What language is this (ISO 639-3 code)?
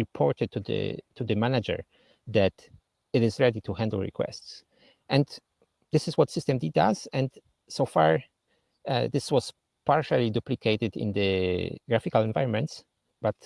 eng